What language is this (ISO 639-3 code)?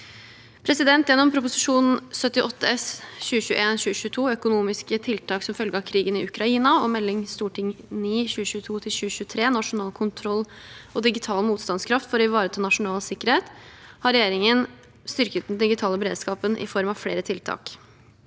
nor